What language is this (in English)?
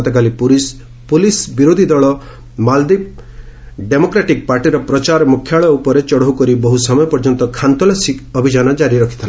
Odia